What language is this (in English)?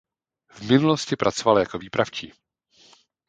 Czech